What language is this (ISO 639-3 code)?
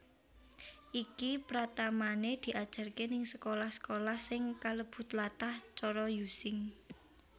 jav